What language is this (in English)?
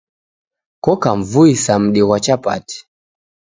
Taita